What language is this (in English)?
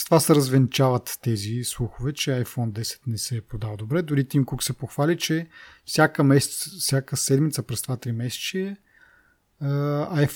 Bulgarian